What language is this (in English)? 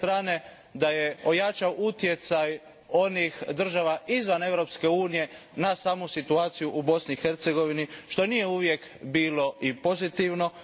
Croatian